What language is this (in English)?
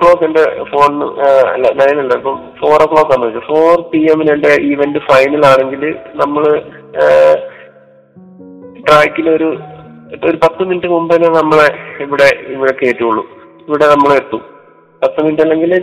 Malayalam